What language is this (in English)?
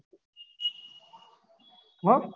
Gujarati